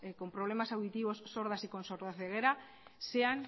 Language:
Spanish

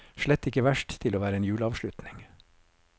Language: Norwegian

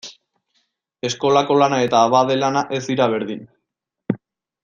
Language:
Basque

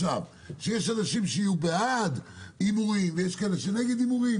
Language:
Hebrew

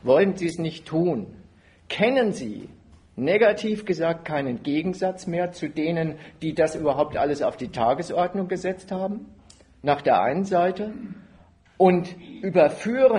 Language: German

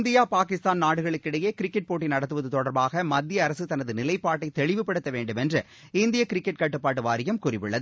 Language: Tamil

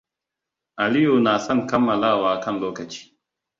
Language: Hausa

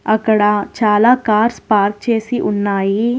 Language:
Telugu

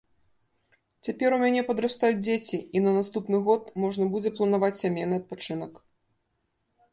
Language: Belarusian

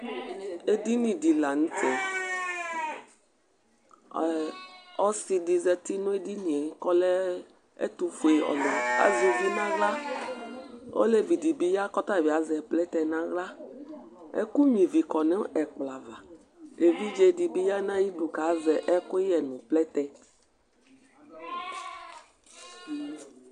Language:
Ikposo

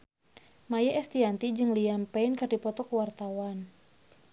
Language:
Sundanese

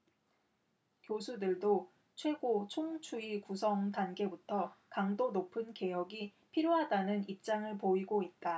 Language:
Korean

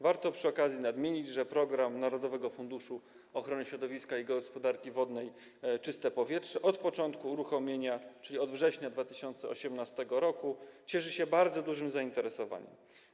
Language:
Polish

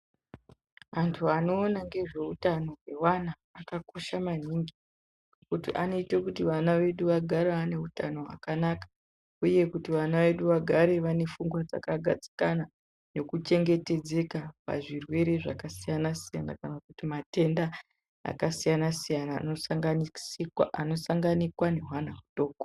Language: Ndau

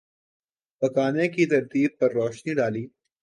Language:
Urdu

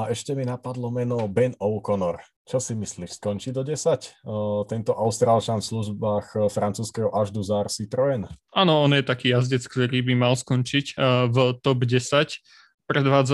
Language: Slovak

